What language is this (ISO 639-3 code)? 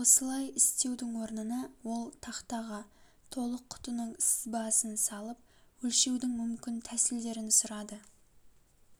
kaz